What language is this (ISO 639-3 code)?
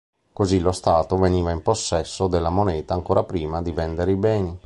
ita